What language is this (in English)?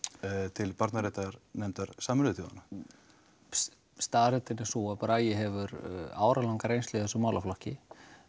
Icelandic